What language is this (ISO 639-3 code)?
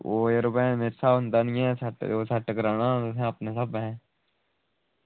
doi